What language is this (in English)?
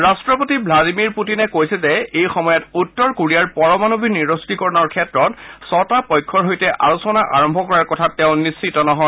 Assamese